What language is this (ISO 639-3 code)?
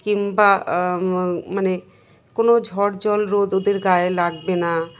ben